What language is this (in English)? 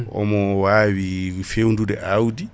Fula